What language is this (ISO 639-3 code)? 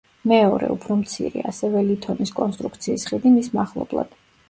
kat